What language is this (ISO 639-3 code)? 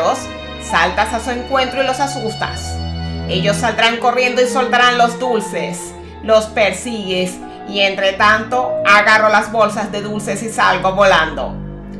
spa